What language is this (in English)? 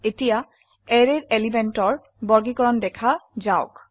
Assamese